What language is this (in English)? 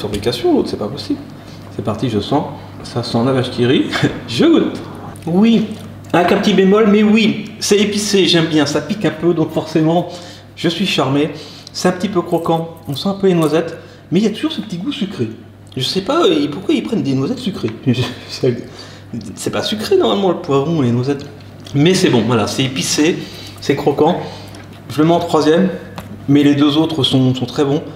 French